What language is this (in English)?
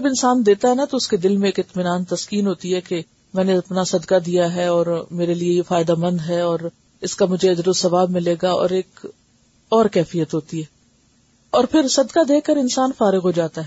Urdu